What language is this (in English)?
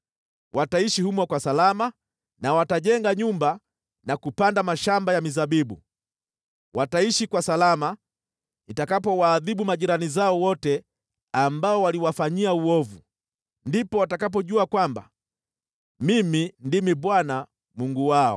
Swahili